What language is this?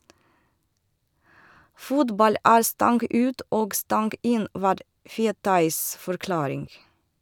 Norwegian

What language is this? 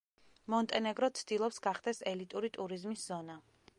Georgian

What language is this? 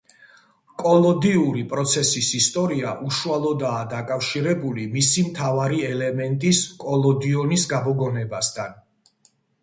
Georgian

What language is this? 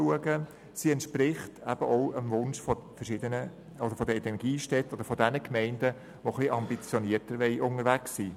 Swiss German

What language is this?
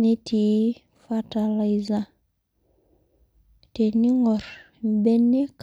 Masai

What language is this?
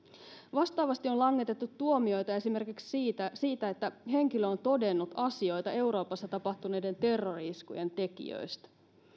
Finnish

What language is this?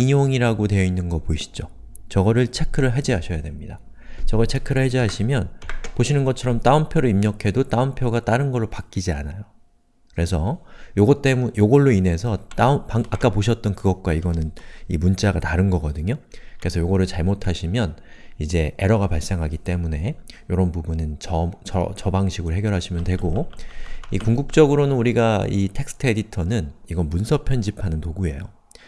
Korean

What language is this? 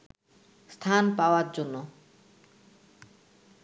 Bangla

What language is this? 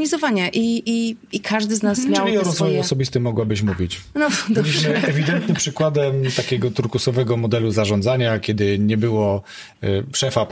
Polish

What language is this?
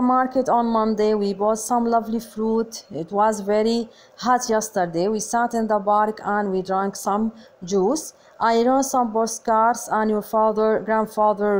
Arabic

